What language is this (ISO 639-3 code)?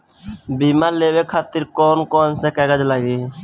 bho